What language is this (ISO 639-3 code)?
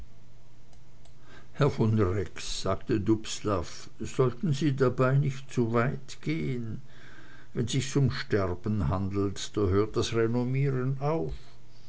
deu